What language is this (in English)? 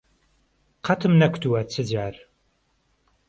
Central Kurdish